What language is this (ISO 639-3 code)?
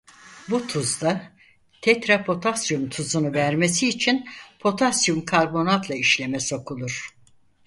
tur